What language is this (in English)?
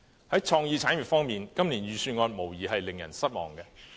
Cantonese